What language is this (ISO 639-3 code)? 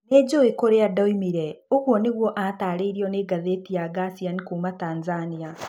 kik